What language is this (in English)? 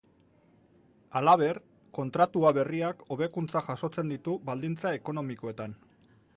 Basque